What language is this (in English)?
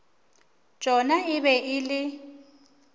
Northern Sotho